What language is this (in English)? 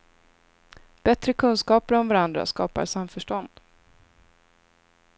Swedish